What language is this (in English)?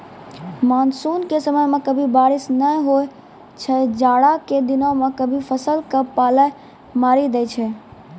Maithili